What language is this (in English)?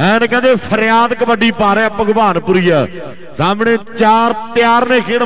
Hindi